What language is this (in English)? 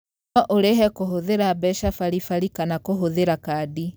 Kikuyu